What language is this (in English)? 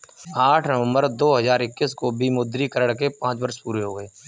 Hindi